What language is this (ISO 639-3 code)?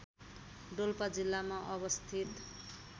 nep